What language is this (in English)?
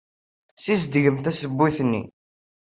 Kabyle